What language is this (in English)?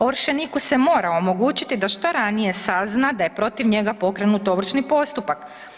Croatian